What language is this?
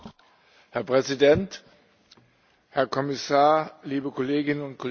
German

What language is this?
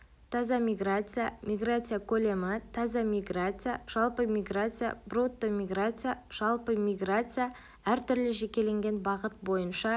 Kazakh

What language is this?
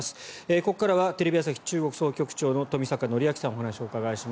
Japanese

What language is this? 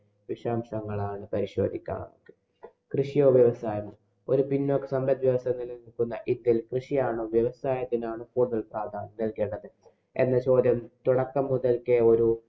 Malayalam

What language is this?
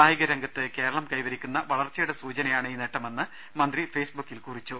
Malayalam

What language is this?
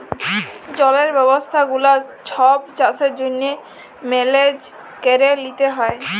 Bangla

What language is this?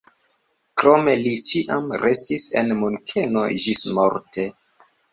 Esperanto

